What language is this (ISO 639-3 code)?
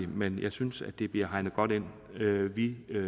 dan